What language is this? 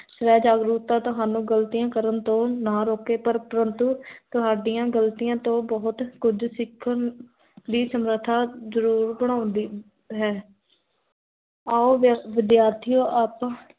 Punjabi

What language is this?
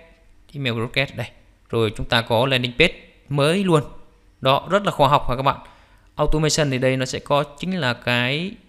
Vietnamese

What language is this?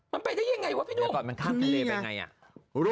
Thai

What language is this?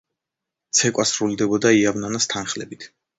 Georgian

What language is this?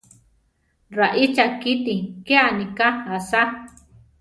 Central Tarahumara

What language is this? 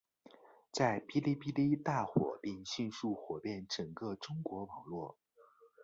Chinese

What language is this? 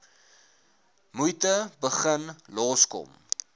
Afrikaans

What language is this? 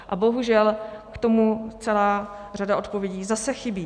Czech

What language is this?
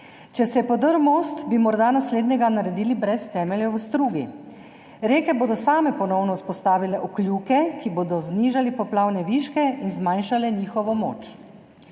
Slovenian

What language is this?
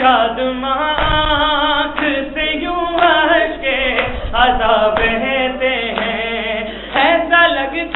Arabic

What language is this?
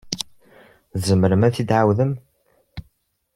Kabyle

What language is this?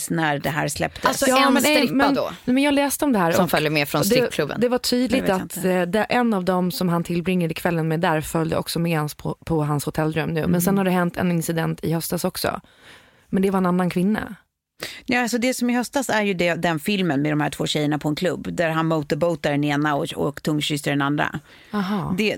Swedish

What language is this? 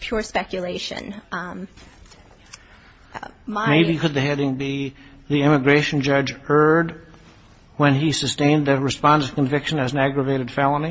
English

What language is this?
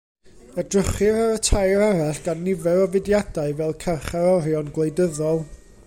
Welsh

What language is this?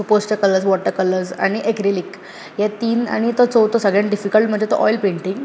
Konkani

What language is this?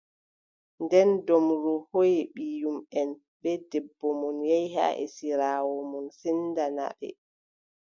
Adamawa Fulfulde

